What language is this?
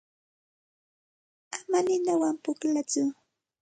Santa Ana de Tusi Pasco Quechua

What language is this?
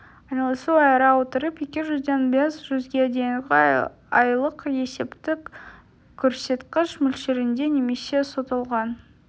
Kazakh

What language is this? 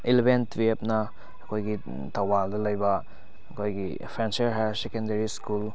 Manipuri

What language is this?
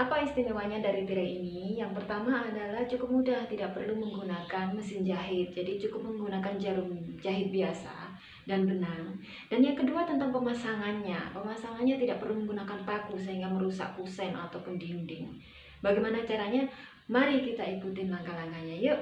Indonesian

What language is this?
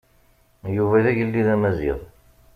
Kabyle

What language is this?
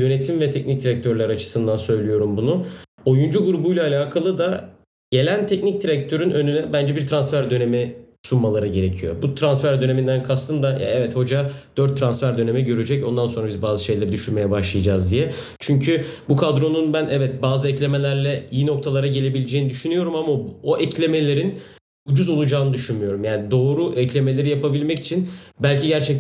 Turkish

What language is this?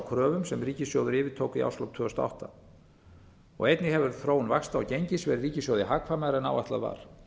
Icelandic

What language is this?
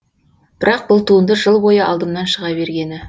Kazakh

